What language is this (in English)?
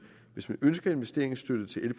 Danish